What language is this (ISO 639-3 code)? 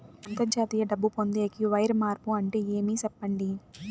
tel